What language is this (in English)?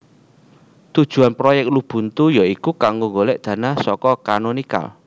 Javanese